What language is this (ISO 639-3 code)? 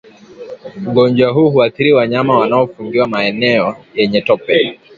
swa